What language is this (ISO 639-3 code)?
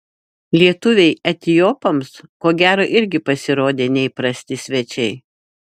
lit